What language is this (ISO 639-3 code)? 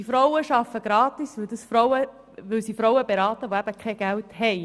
gsw